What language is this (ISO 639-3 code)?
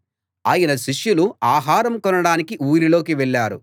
tel